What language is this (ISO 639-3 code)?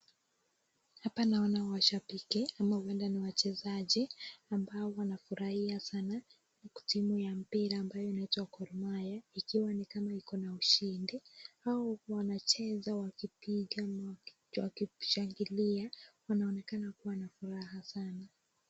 swa